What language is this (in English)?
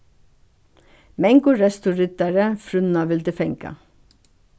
Faroese